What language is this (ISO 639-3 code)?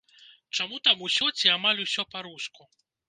bel